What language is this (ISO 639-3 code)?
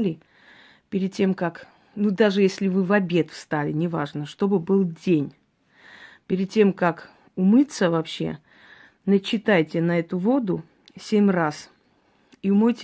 rus